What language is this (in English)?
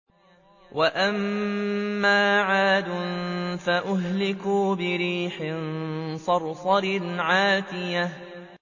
Arabic